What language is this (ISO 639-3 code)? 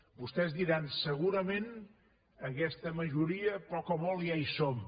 cat